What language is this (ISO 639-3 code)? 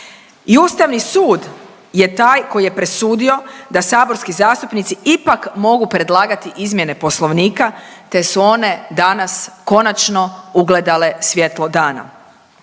hrv